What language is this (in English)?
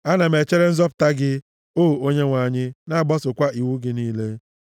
Igbo